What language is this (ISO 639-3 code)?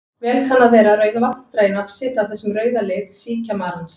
isl